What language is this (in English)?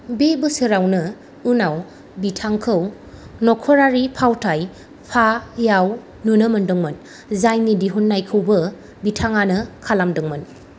Bodo